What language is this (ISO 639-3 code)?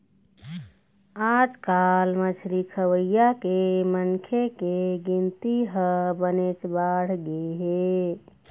hne